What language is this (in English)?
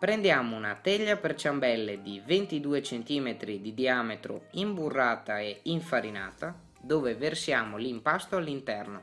Italian